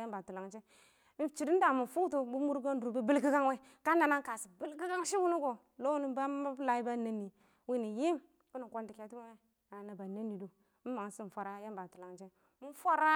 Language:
Awak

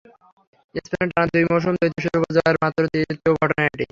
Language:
Bangla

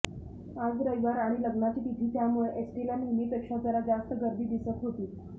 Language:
Marathi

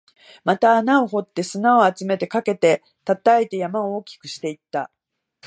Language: Japanese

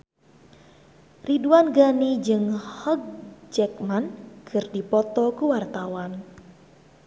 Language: Sundanese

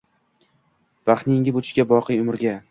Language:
Uzbek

